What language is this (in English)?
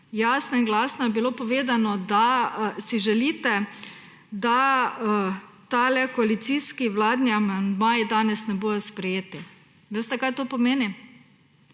Slovenian